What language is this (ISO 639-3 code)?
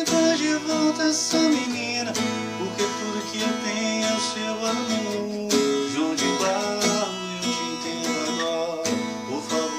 bul